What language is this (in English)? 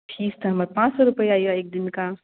Maithili